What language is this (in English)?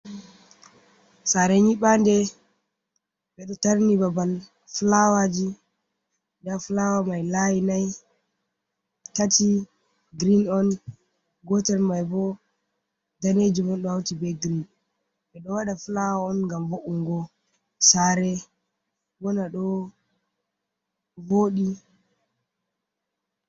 Fula